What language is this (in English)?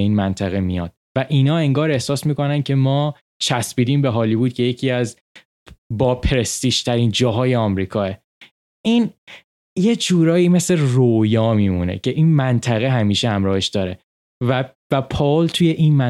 Persian